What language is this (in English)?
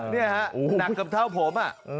Thai